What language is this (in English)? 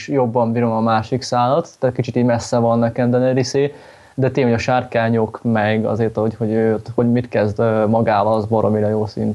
Hungarian